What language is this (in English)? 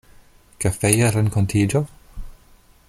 Esperanto